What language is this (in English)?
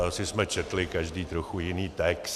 Czech